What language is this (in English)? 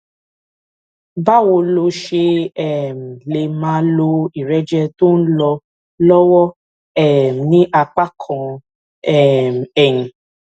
Yoruba